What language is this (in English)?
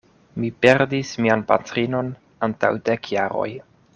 Esperanto